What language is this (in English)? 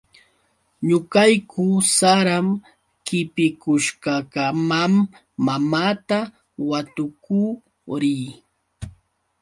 Yauyos Quechua